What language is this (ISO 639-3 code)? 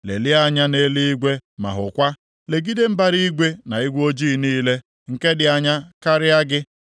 ibo